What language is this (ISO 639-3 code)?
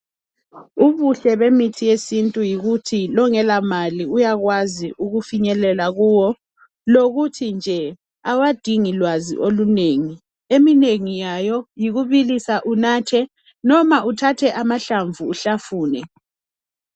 nde